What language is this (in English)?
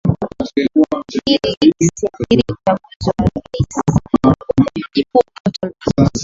Swahili